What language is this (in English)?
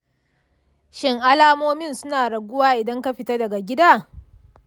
Hausa